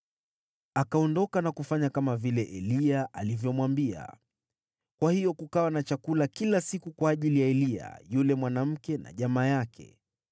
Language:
Swahili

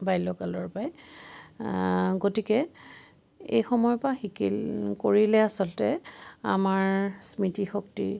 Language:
Assamese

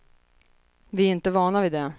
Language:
Swedish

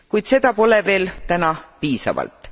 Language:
Estonian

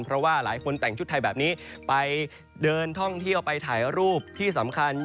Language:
Thai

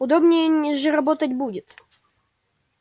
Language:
Russian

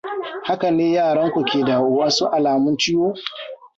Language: Hausa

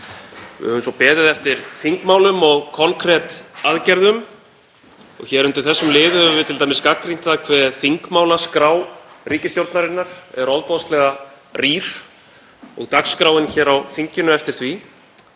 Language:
Icelandic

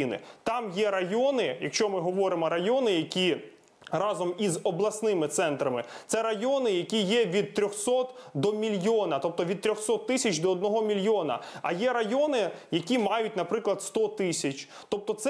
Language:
Ukrainian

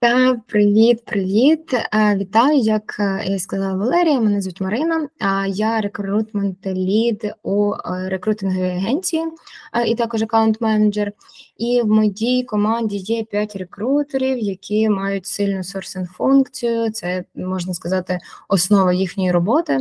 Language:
Ukrainian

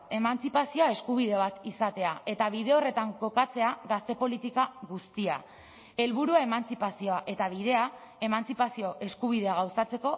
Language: Basque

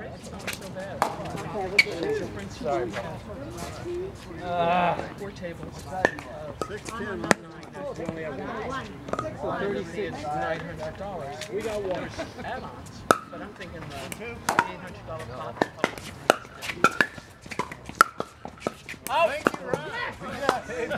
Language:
English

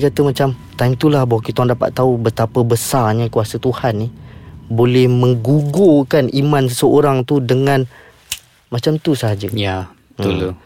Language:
Malay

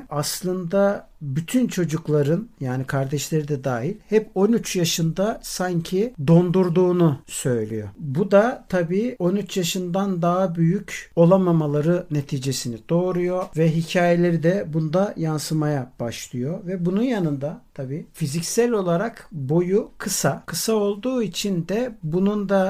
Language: Turkish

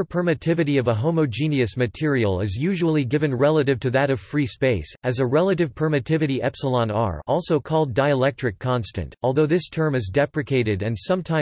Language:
English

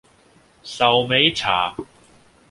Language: Cantonese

